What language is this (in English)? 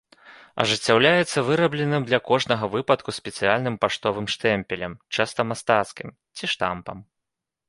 Belarusian